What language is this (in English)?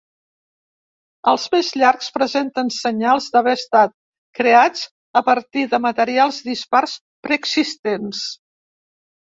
Catalan